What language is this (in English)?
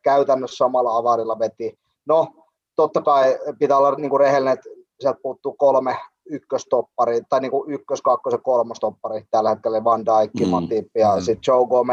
Finnish